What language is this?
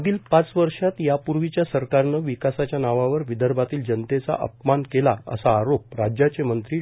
Marathi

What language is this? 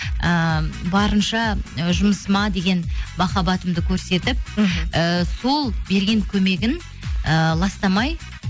Kazakh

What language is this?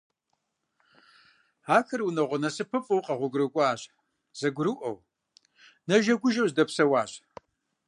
Kabardian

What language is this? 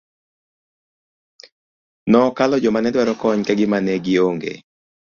Luo (Kenya and Tanzania)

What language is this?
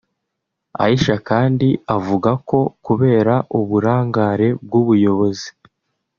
Kinyarwanda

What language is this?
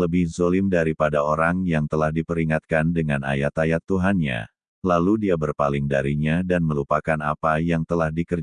Indonesian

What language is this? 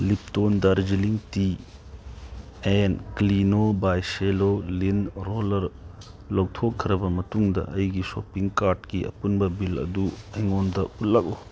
Manipuri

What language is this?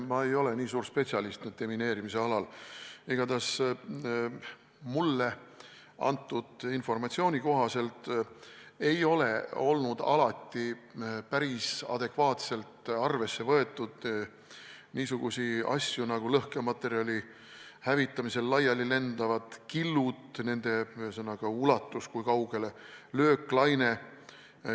Estonian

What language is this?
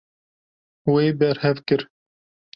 Kurdish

